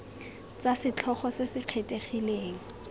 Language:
Tswana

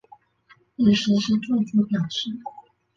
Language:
Chinese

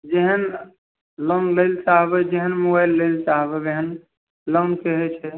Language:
Maithili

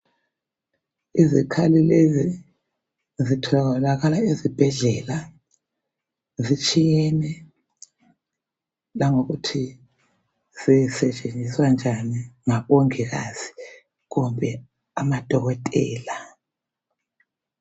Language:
North Ndebele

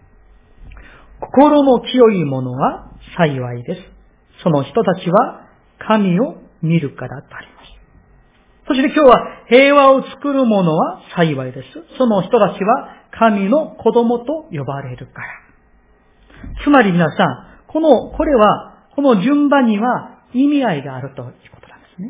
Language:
Japanese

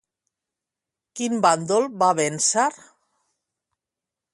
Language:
Catalan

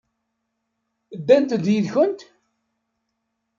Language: Kabyle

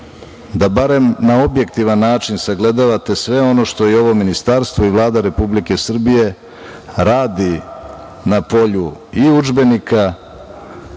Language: Serbian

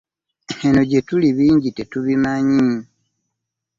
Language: Ganda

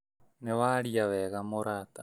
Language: Kikuyu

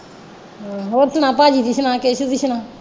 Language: Punjabi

